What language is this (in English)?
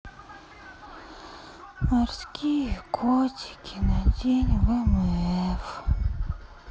Russian